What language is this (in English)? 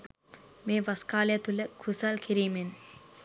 Sinhala